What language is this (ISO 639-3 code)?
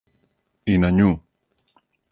srp